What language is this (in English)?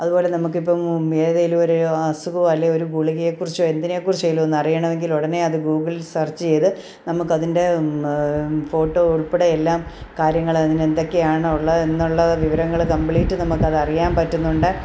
Malayalam